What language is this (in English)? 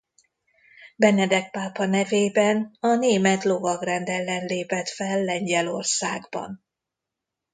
Hungarian